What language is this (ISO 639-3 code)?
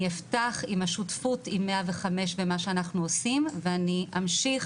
heb